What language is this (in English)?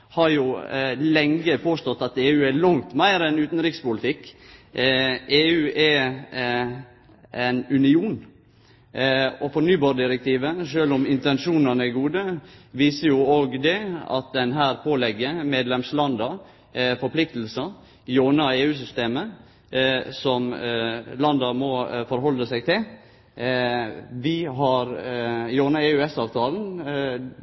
Norwegian Nynorsk